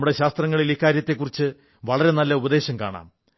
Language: Malayalam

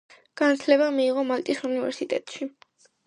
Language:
Georgian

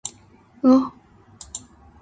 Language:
Japanese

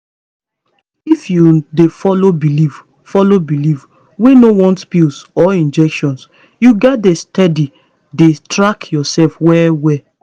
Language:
Nigerian Pidgin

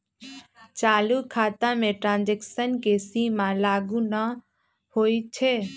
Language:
Magahi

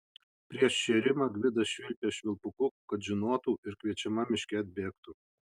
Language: Lithuanian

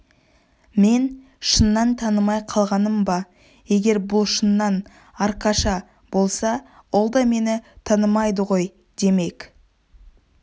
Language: Kazakh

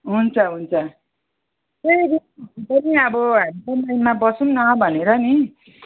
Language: Nepali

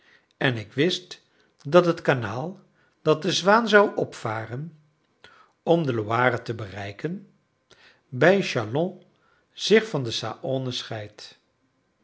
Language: Dutch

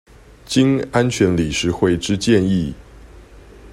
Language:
Chinese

